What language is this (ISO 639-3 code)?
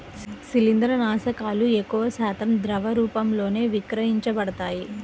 tel